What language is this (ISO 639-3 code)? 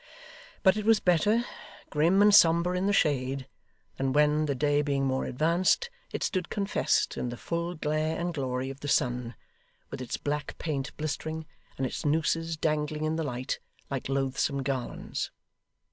eng